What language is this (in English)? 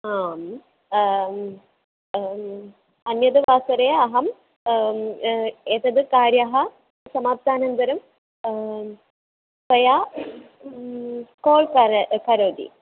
Sanskrit